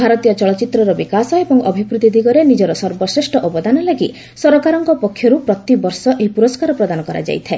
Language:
Odia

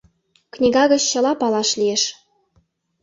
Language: Mari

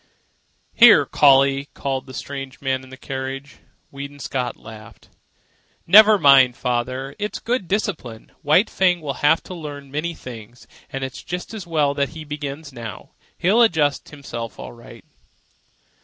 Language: English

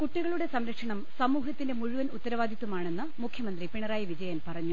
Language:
Malayalam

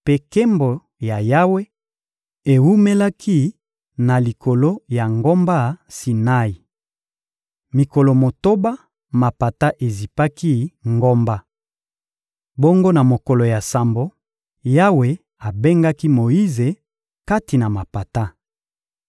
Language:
Lingala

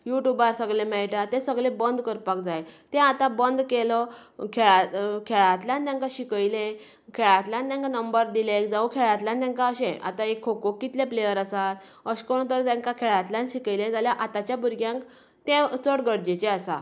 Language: Konkani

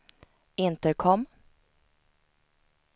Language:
Swedish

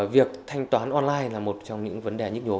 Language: Vietnamese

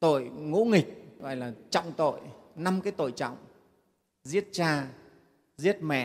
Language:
Vietnamese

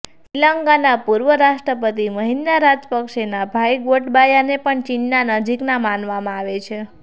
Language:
Gujarati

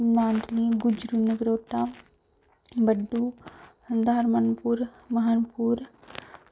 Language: Dogri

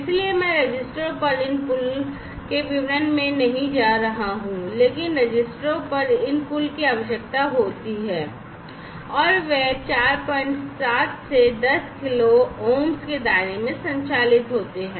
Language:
Hindi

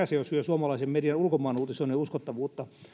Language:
Finnish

